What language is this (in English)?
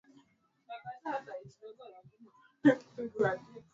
Swahili